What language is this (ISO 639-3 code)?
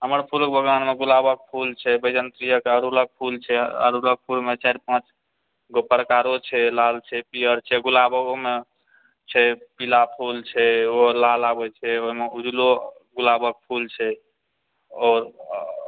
mai